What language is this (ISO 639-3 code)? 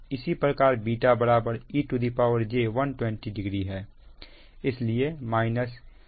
hin